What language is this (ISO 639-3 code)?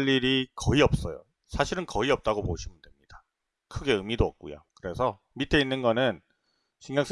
kor